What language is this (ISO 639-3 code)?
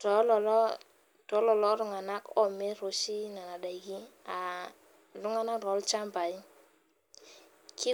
mas